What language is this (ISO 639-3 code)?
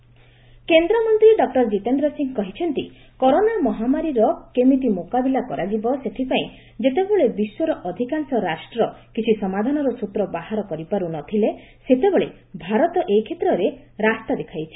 ori